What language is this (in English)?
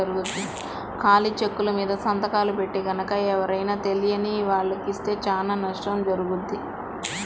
Telugu